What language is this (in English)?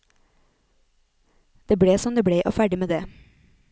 Norwegian